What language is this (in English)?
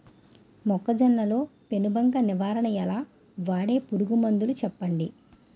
Telugu